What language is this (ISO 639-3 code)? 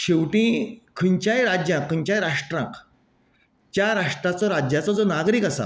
kok